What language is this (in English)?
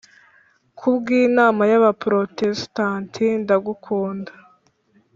Kinyarwanda